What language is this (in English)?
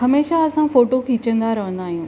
Sindhi